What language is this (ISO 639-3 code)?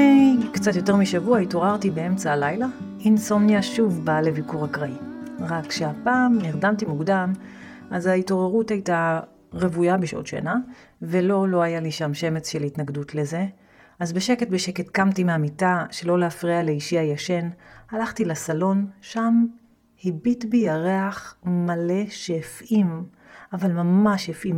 heb